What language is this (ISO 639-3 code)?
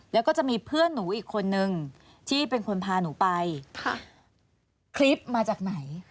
tha